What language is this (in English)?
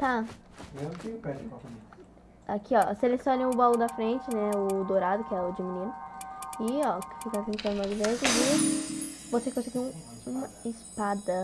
Portuguese